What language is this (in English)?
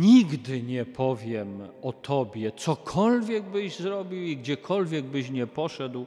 Polish